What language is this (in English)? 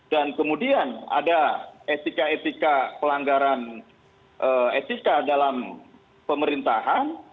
Indonesian